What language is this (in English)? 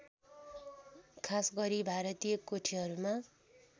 Nepali